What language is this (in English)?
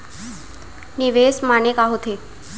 Chhattisgarhi